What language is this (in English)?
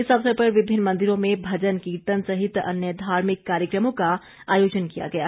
Hindi